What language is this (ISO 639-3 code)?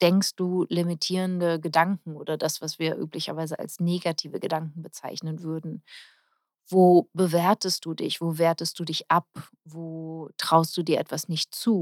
deu